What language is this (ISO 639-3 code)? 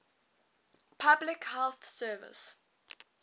eng